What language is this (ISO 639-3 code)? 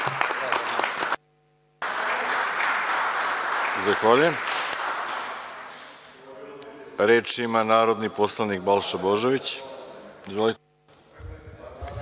srp